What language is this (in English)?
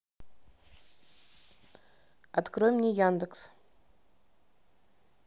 Russian